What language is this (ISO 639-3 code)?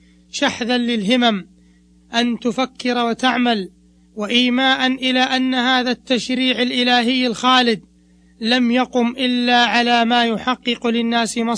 ara